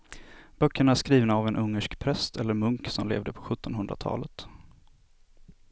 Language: Swedish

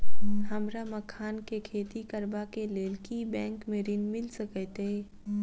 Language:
Maithili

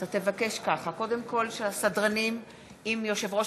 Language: Hebrew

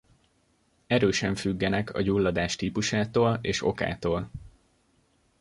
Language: Hungarian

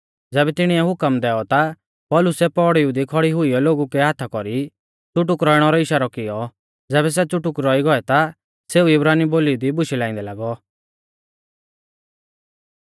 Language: Mahasu Pahari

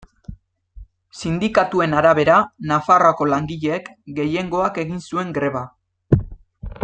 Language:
Basque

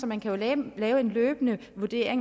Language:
Danish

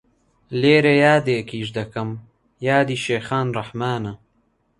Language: Central Kurdish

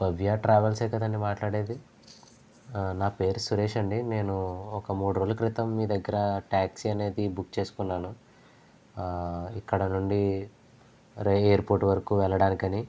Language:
Telugu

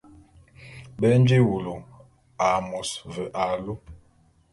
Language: Bulu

